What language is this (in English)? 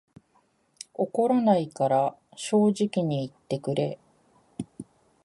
Japanese